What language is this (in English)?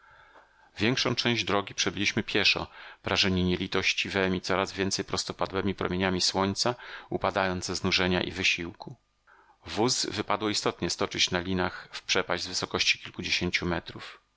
Polish